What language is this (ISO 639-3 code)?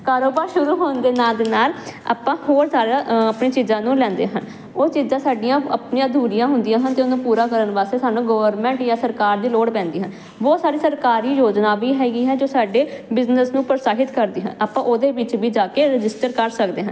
pan